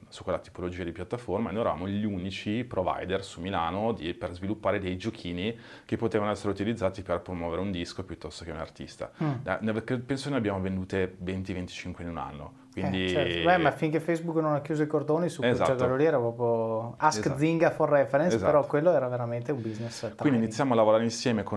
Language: Italian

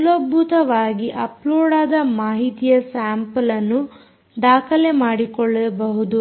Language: Kannada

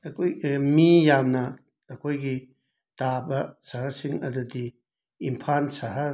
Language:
Manipuri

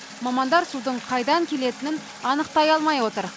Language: Kazakh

